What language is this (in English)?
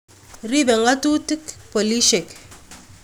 Kalenjin